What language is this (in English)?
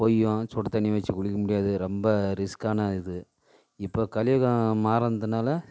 Tamil